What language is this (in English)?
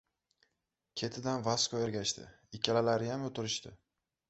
Uzbek